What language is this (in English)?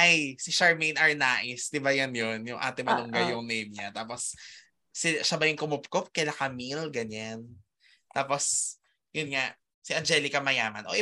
Filipino